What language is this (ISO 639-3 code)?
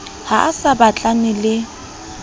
sot